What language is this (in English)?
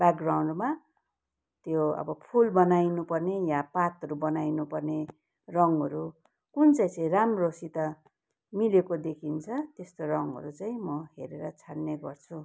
Nepali